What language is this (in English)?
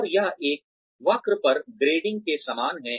Hindi